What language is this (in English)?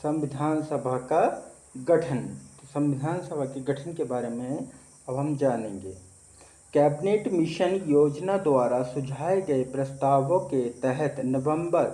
Hindi